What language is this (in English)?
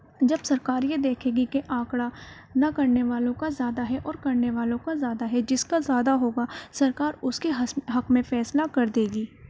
Urdu